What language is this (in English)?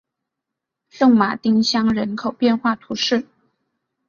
Chinese